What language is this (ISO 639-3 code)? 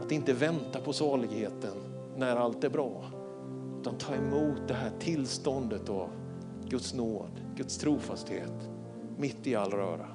swe